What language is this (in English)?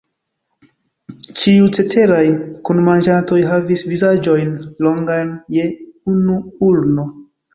Esperanto